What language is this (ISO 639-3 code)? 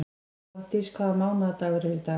isl